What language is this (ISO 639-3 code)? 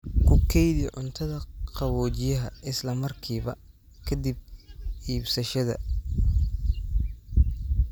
som